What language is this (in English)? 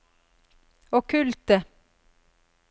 Norwegian